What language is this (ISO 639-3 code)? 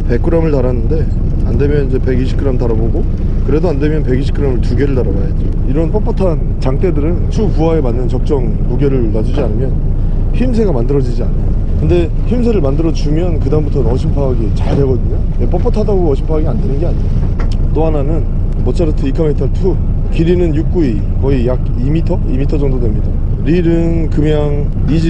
kor